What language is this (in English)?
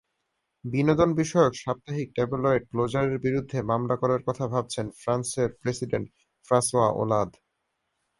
Bangla